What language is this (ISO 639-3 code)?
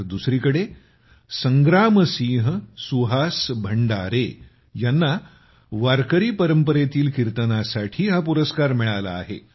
mar